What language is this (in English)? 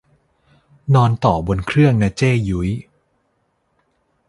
Thai